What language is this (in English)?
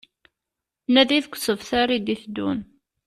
Kabyle